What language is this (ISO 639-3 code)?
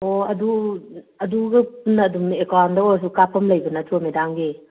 mni